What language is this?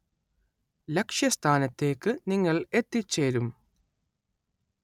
Malayalam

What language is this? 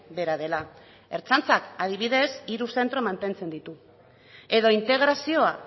Basque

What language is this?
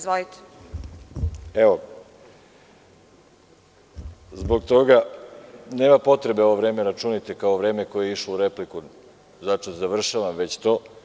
Serbian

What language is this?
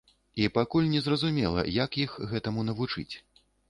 Belarusian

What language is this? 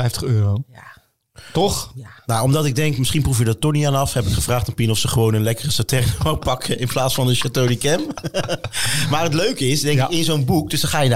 Dutch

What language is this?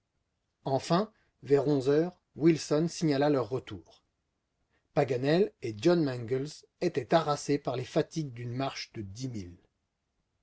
French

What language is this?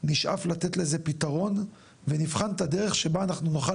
Hebrew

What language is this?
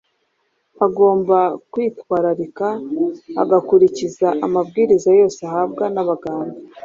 Kinyarwanda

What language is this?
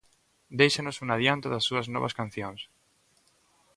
Galician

